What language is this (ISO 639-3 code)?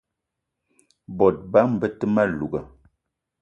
eto